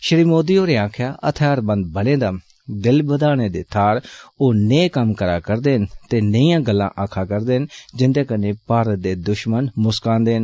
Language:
Dogri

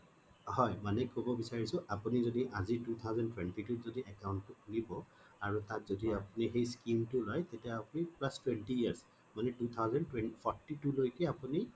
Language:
Assamese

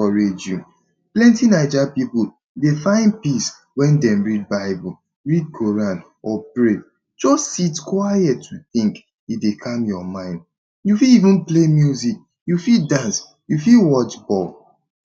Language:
Nigerian Pidgin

